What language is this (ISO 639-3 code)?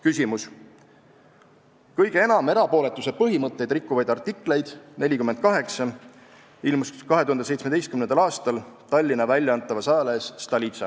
est